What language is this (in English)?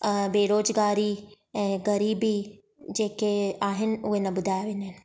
Sindhi